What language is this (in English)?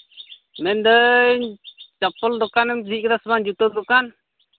Santali